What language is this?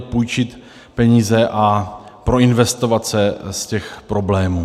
Czech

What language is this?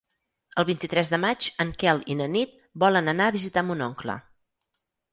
Catalan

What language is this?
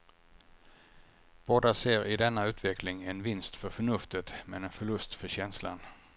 Swedish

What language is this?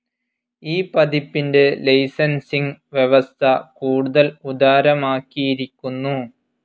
Malayalam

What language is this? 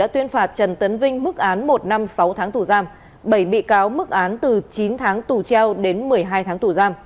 Vietnamese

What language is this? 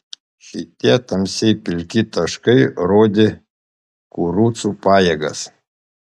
Lithuanian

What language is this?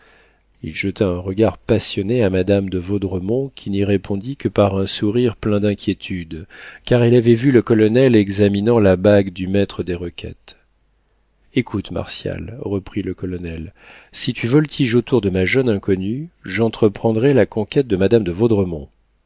French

